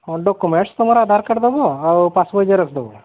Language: Odia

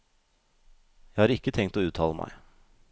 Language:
Norwegian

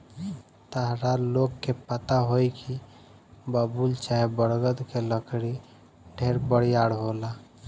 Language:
Bhojpuri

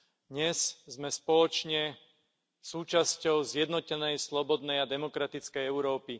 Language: Slovak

